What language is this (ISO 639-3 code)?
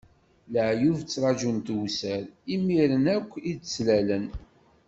kab